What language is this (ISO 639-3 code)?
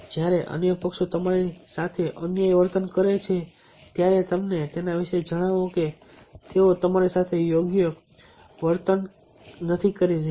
guj